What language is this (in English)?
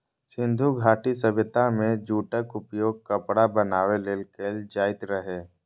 Maithili